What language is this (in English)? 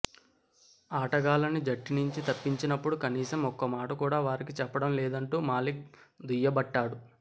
Telugu